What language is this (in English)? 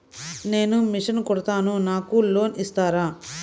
Telugu